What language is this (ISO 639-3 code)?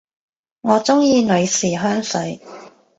yue